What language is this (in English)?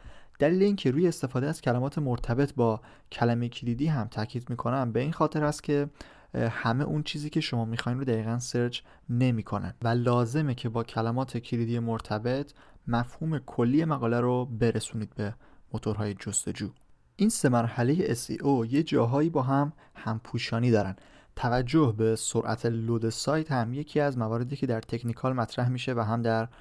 Persian